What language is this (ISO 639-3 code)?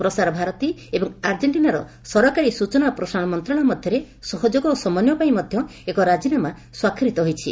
ori